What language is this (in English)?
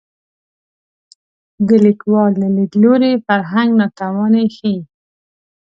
Pashto